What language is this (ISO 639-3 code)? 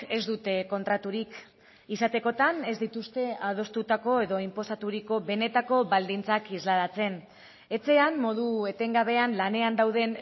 eus